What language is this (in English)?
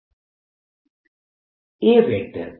Gujarati